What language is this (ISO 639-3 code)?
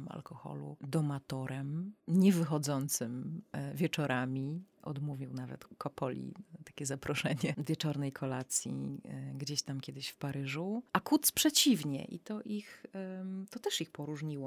pol